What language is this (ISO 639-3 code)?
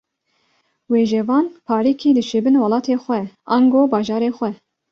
kur